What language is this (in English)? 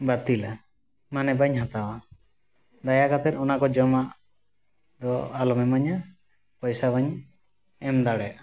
Santali